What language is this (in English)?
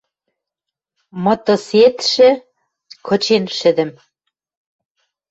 Western Mari